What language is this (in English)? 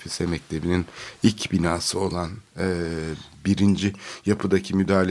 Turkish